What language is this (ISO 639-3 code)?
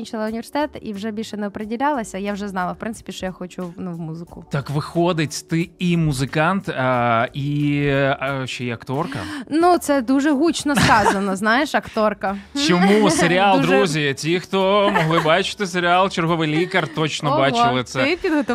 ukr